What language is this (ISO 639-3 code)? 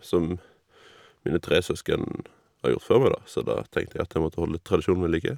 nor